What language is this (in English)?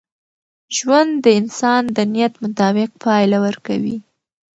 Pashto